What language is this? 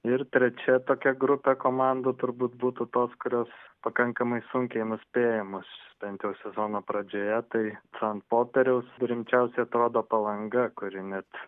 Lithuanian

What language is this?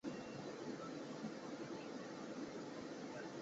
Chinese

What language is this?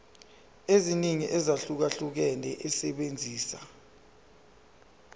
Zulu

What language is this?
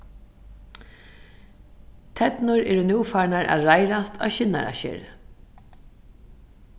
Faroese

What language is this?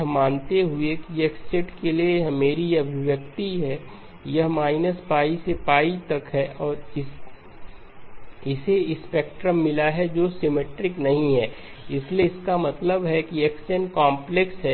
Hindi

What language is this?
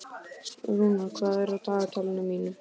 Icelandic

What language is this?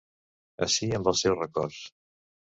Catalan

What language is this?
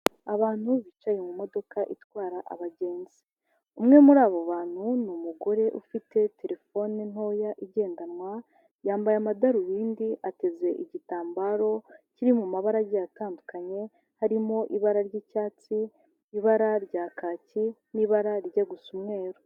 Kinyarwanda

